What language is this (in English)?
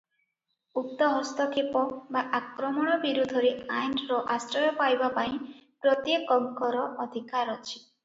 Odia